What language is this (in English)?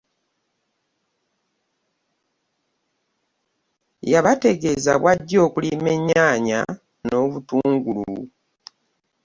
Ganda